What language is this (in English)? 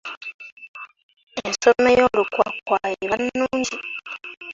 Ganda